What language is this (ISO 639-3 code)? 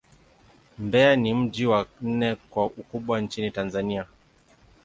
swa